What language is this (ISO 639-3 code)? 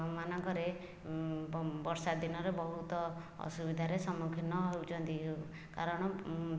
ori